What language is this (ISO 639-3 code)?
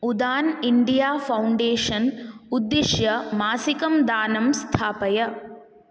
san